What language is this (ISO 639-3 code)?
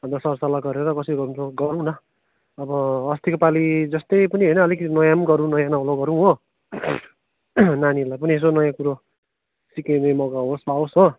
nep